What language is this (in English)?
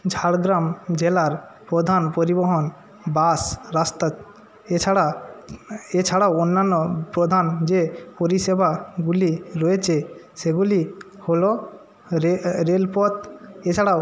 Bangla